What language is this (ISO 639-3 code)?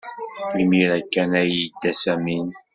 kab